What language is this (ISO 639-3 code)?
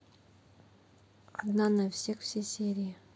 rus